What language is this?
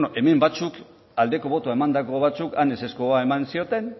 Basque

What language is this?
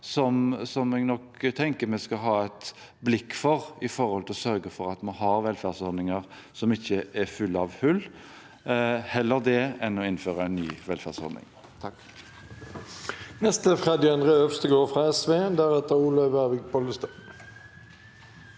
Norwegian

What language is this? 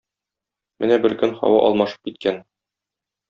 Tatar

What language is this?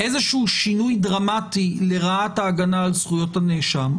Hebrew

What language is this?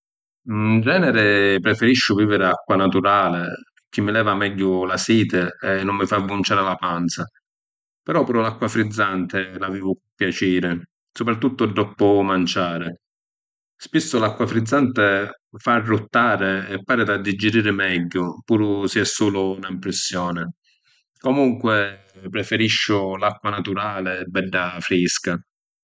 Sicilian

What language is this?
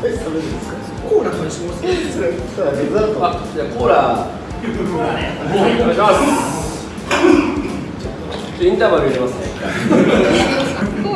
Japanese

